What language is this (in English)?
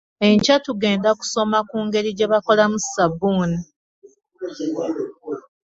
Ganda